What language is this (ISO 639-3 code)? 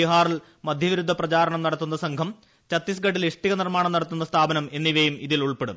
mal